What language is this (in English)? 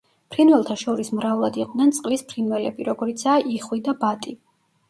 Georgian